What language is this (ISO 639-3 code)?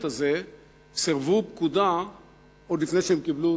heb